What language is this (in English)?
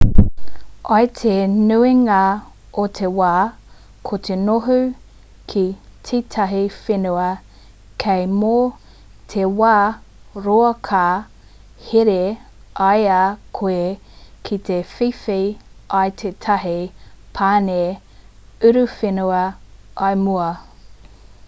Māori